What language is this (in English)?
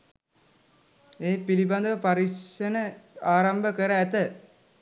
Sinhala